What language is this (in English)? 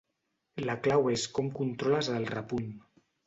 Catalan